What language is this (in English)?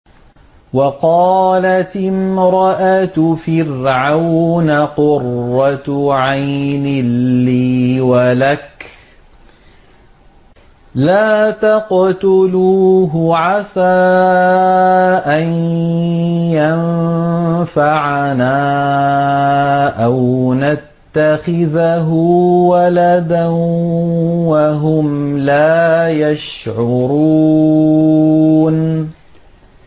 Arabic